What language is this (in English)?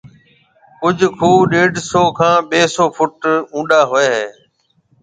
Marwari (Pakistan)